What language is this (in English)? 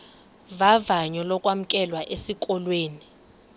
Xhosa